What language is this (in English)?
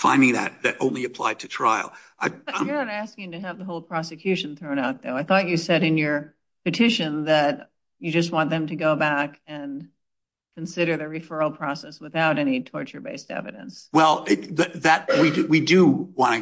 English